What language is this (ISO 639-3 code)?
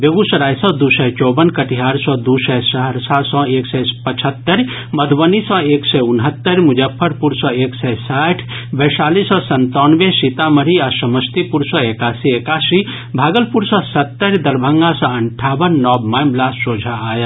mai